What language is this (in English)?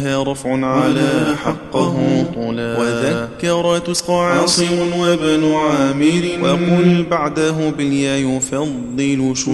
Arabic